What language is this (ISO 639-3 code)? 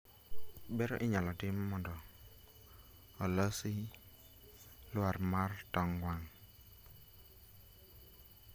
luo